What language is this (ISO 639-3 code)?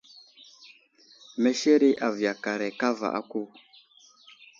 udl